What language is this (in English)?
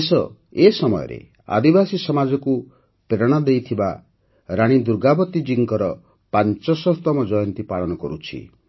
Odia